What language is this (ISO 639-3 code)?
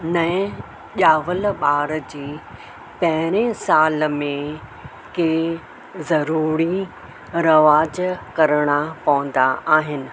snd